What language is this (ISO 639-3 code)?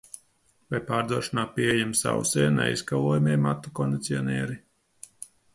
lav